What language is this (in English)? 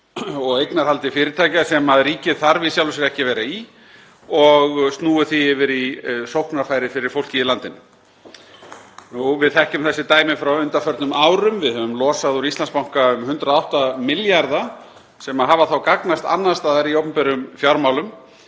Icelandic